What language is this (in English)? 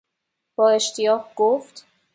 Persian